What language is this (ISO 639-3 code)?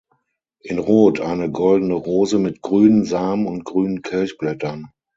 deu